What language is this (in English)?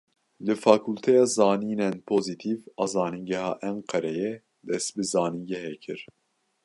Kurdish